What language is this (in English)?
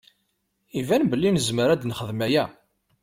Kabyle